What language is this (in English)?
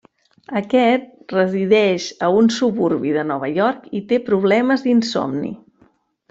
Catalan